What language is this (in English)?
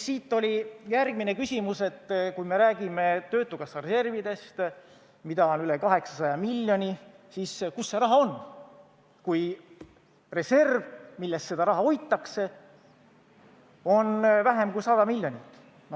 Estonian